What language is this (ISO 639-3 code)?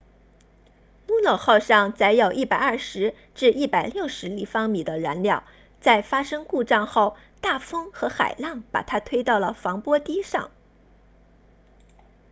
zho